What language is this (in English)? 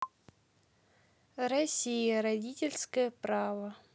Russian